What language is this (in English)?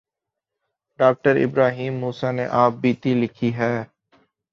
Urdu